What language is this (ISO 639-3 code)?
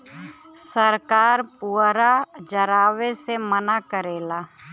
bho